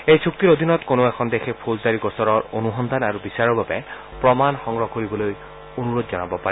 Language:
Assamese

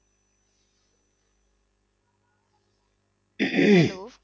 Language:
Punjabi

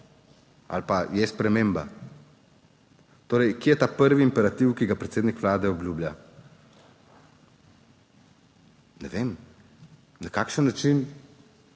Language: Slovenian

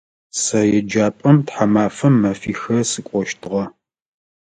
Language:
Adyghe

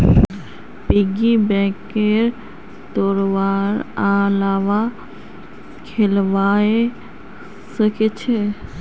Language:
Magahi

